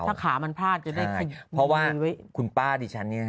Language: Thai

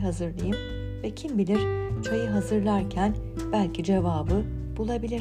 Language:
Turkish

